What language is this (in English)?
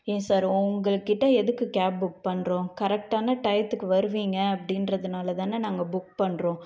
Tamil